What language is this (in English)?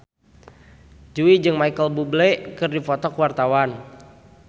Sundanese